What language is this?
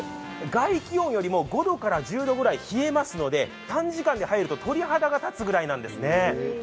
Japanese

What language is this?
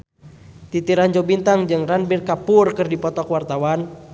Sundanese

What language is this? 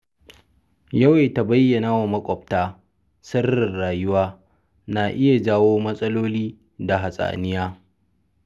Hausa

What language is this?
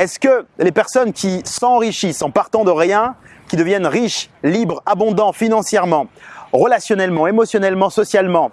French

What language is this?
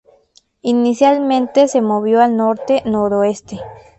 Spanish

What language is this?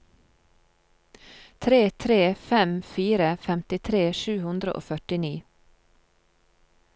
Norwegian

